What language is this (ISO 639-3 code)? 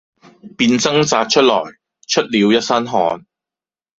yue